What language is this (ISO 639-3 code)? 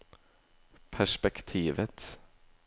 nor